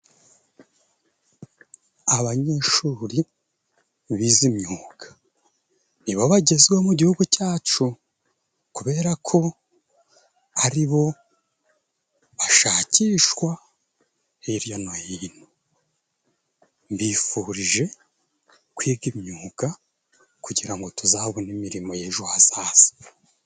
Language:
Kinyarwanda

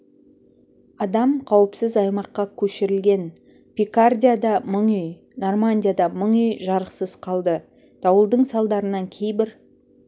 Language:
Kazakh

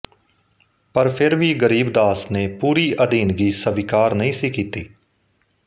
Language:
Punjabi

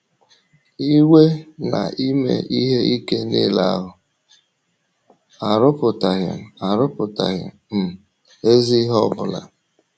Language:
Igbo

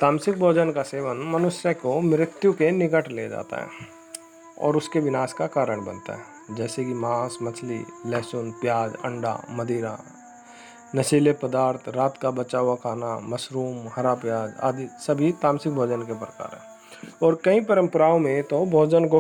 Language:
Hindi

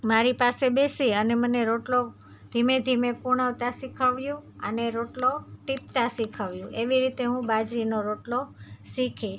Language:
Gujarati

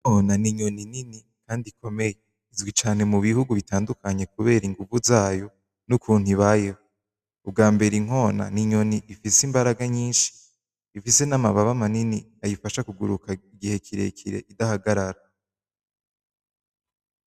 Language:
Rundi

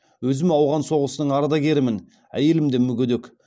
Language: Kazakh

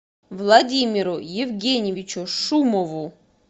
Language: Russian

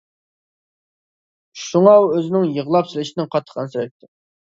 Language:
Uyghur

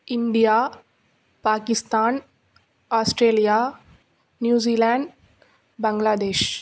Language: Tamil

